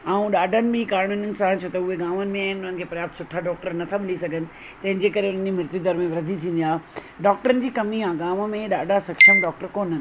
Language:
Sindhi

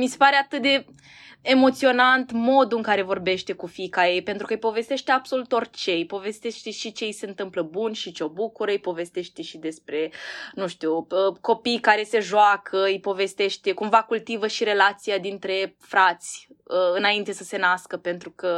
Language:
Romanian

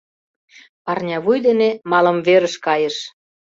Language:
Mari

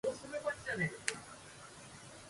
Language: Japanese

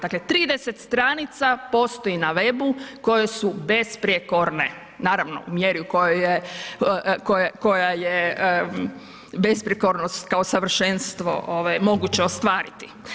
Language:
Croatian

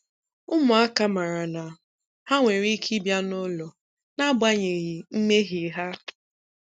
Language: Igbo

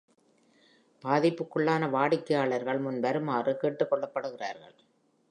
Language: Tamil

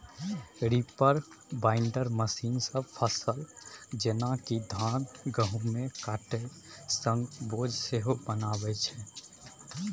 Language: Maithili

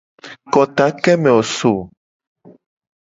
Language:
Gen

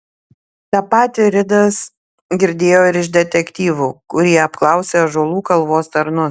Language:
Lithuanian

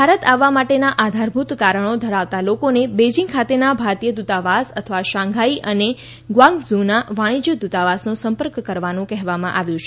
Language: Gujarati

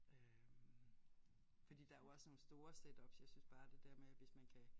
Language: Danish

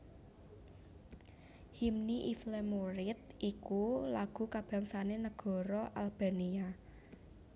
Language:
Javanese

